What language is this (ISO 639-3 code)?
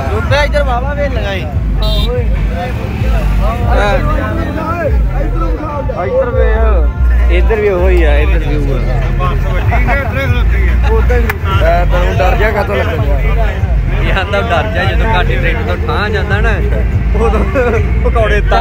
pan